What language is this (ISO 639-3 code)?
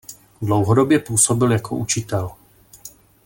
ces